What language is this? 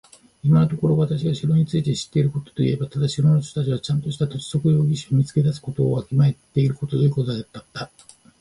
Japanese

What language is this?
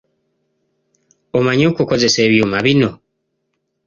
Ganda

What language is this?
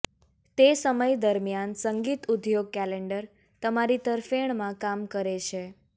Gujarati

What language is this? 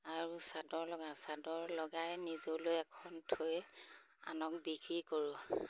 Assamese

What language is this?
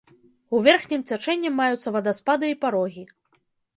Belarusian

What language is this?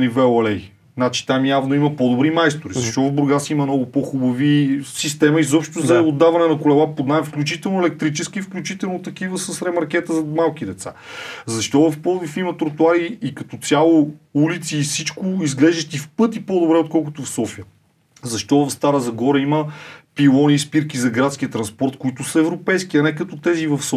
Bulgarian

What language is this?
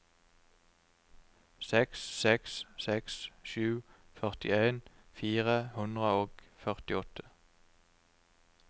Norwegian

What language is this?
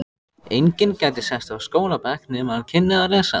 Icelandic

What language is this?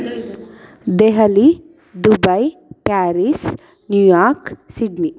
Sanskrit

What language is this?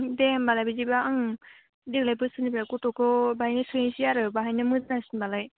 Bodo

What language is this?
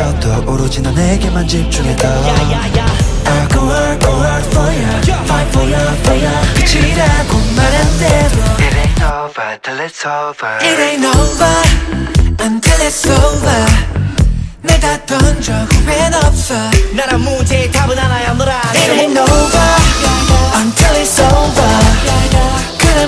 Romanian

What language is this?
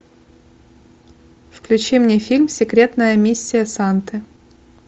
Russian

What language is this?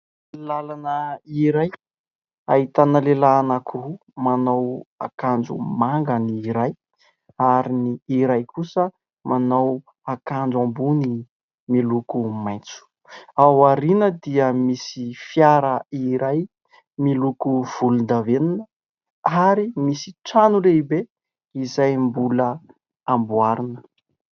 Malagasy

